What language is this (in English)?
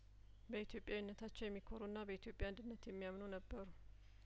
Amharic